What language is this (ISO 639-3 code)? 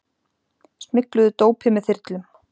isl